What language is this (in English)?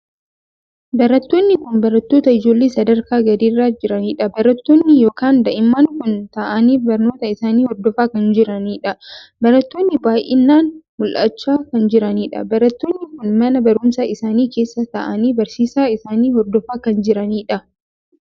Oromo